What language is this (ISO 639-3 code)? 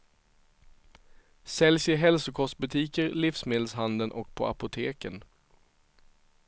swe